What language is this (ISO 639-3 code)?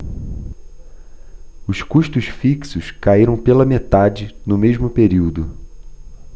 por